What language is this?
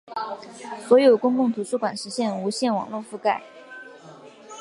Chinese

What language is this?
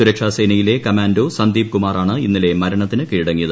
Malayalam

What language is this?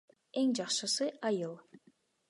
Kyrgyz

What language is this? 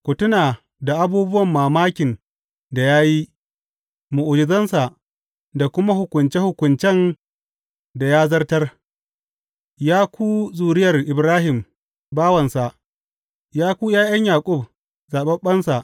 Hausa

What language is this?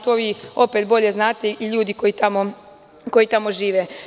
Serbian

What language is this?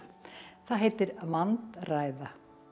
Icelandic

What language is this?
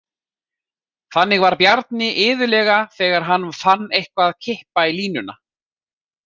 Icelandic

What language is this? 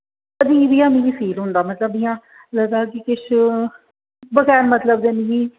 Dogri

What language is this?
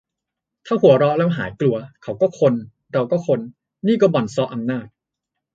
Thai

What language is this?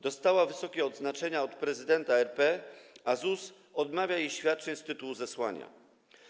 Polish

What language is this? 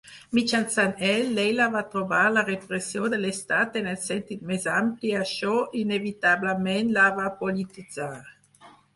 Catalan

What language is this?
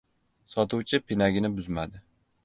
Uzbek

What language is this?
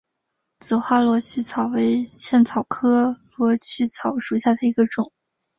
Chinese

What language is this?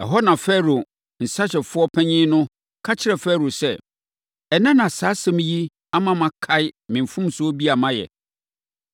Akan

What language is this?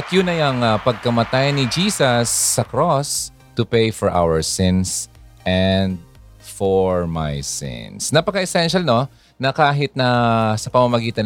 Filipino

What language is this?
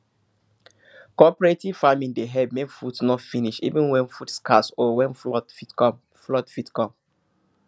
Nigerian Pidgin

